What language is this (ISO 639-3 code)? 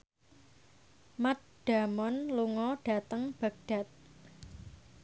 jav